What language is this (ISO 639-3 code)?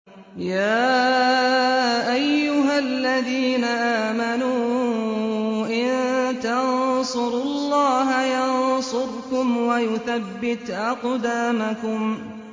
ara